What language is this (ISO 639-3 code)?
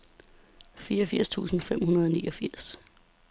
dan